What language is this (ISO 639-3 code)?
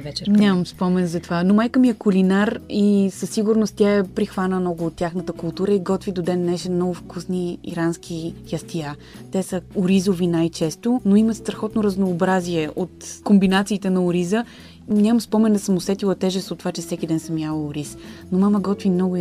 bul